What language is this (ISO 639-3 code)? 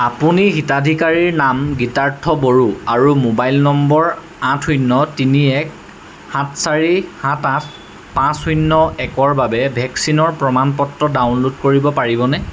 asm